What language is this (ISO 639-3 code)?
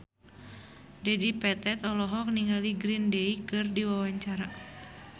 sun